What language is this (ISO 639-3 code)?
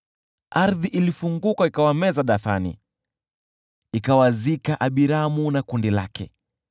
swa